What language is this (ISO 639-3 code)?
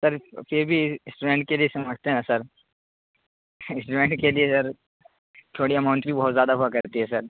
urd